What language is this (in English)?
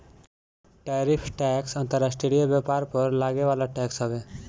Bhojpuri